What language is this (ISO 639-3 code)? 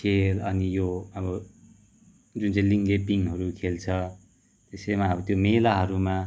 nep